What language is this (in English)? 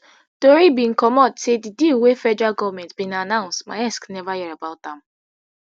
Nigerian Pidgin